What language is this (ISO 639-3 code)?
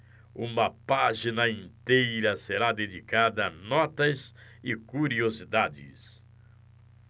por